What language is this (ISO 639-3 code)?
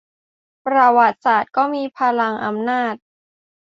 tha